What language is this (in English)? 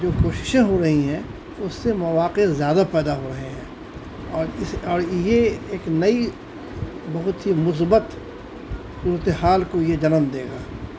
Urdu